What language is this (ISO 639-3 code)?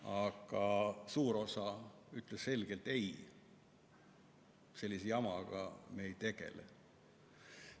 est